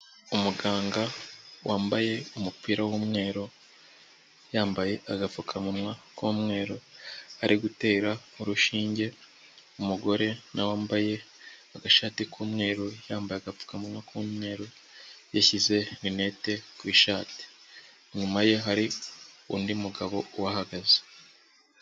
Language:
Kinyarwanda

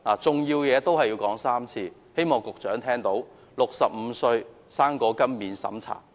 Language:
Cantonese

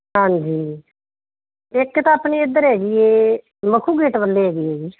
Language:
Punjabi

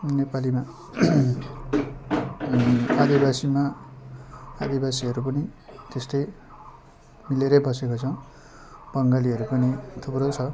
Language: Nepali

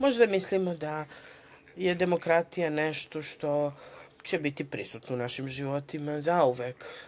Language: Serbian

